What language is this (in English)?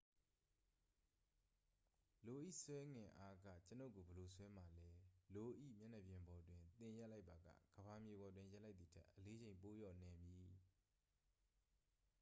Burmese